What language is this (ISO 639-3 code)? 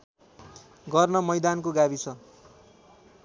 nep